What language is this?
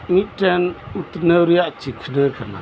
Santali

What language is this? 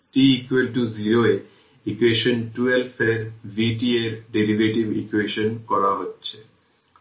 Bangla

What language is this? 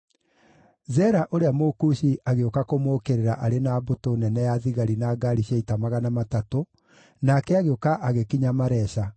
Kikuyu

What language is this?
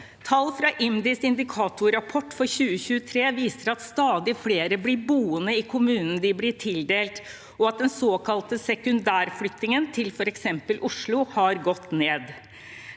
Norwegian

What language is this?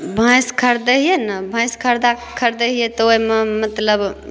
Maithili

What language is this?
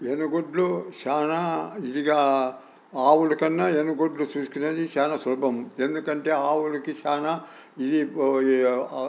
Telugu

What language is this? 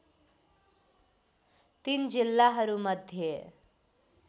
Nepali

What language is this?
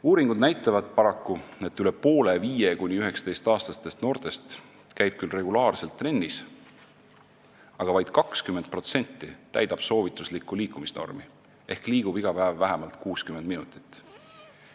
Estonian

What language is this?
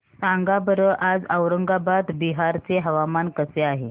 Marathi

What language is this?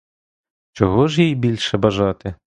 Ukrainian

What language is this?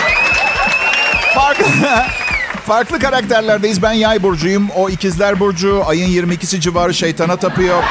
Turkish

